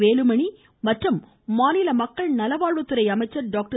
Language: Tamil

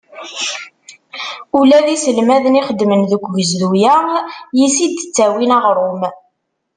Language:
Kabyle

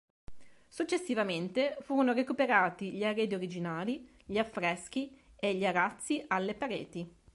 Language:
Italian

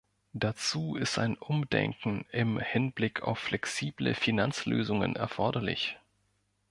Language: German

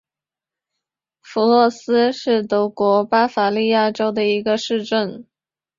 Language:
Chinese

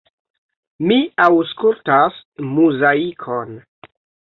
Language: Esperanto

